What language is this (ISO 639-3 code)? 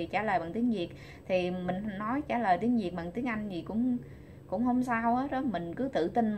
vie